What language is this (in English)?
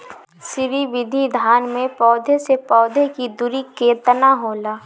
Bhojpuri